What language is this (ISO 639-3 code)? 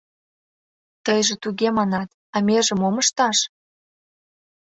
chm